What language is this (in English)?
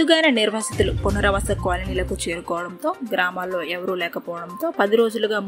Indonesian